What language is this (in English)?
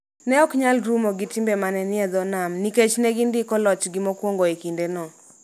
Luo (Kenya and Tanzania)